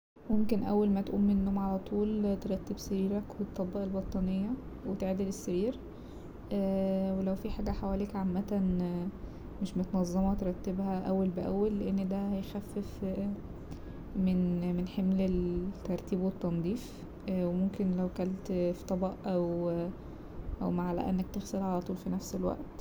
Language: Egyptian Arabic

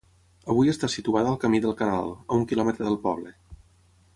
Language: Catalan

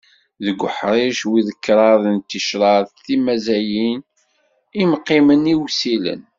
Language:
Kabyle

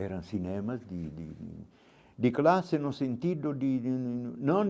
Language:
Portuguese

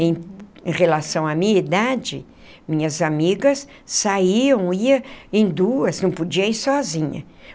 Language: Portuguese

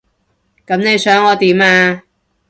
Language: Cantonese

